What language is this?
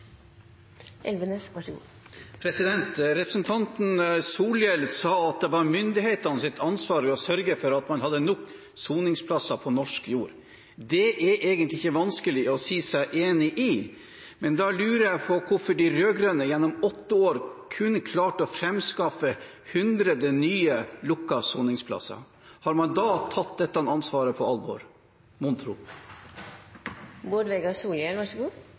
Norwegian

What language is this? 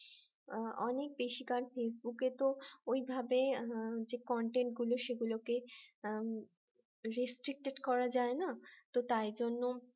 Bangla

